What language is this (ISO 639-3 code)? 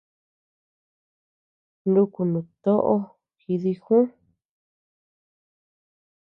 cux